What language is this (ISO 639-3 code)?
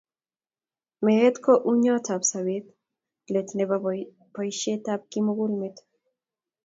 kln